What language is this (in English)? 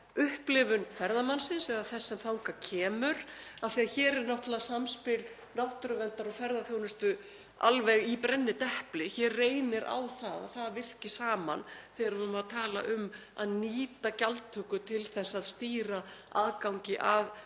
Icelandic